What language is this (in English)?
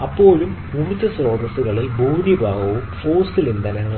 Malayalam